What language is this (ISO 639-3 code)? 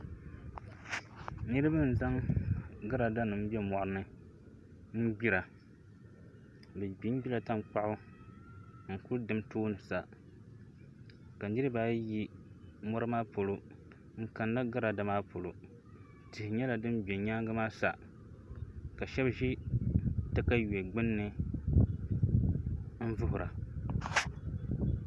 dag